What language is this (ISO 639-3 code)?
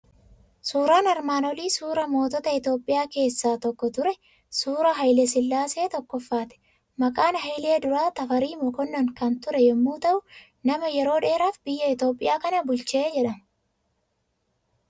orm